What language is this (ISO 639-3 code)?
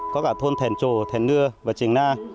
vie